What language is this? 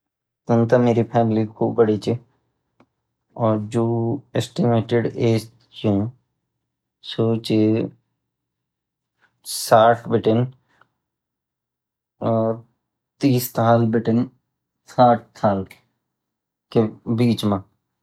Garhwali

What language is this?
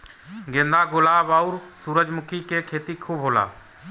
Bhojpuri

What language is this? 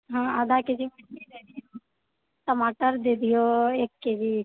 Maithili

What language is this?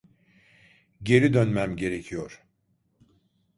Turkish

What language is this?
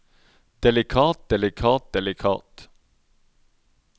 Norwegian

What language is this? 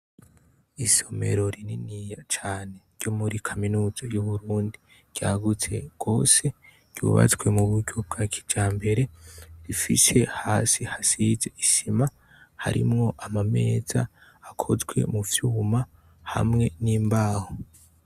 Rundi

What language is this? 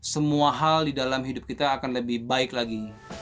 Indonesian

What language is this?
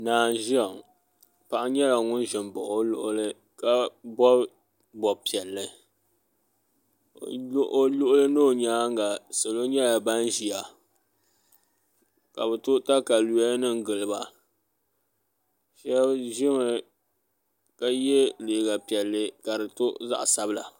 Dagbani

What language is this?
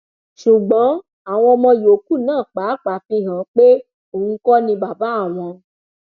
Yoruba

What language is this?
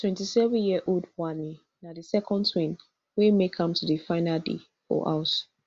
Nigerian Pidgin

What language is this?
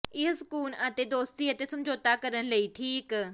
Punjabi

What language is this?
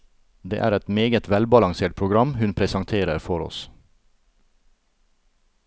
Norwegian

